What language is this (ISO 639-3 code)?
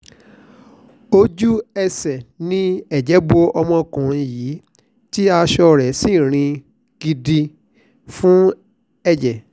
yor